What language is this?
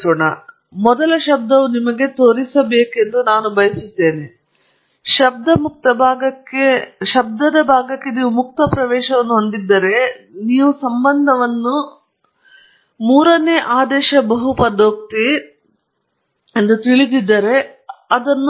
Kannada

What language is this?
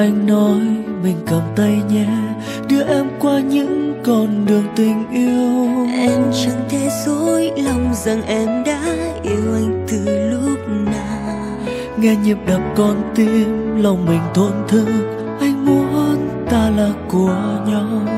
Vietnamese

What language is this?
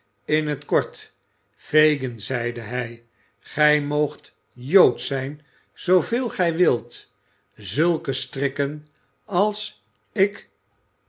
Dutch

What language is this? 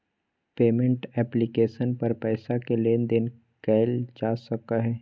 Magahi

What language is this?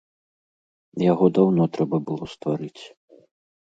Belarusian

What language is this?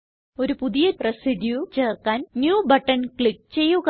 Malayalam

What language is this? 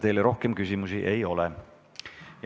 Estonian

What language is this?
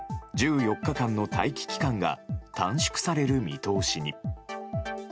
Japanese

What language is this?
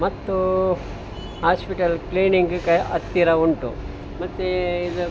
Kannada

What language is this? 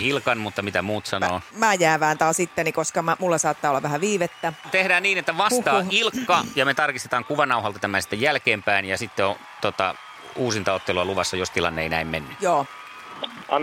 Finnish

